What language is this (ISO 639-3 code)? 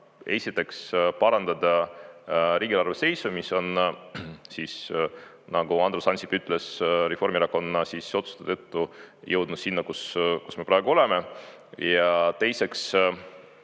est